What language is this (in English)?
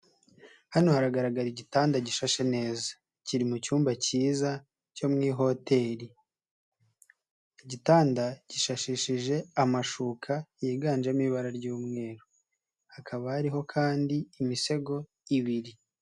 Kinyarwanda